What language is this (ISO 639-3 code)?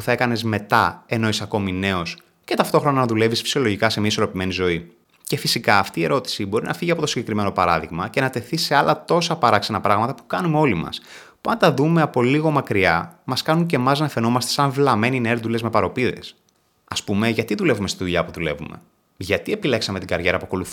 ell